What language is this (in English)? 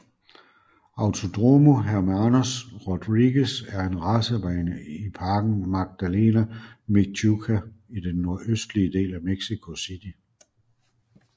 Danish